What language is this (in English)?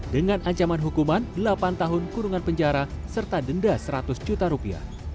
Indonesian